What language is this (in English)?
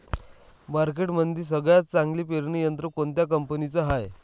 Marathi